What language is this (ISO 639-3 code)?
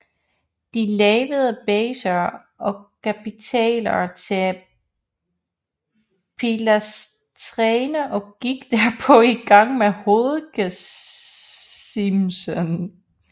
dan